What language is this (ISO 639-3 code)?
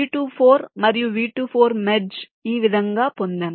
tel